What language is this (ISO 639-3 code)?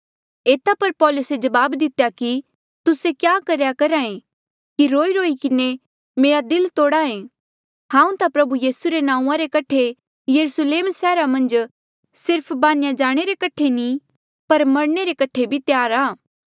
mjl